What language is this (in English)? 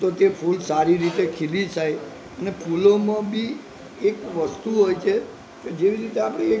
Gujarati